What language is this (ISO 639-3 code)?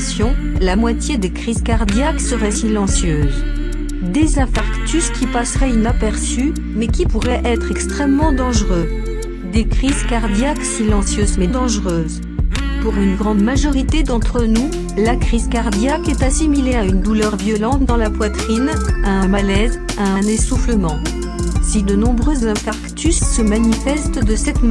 fra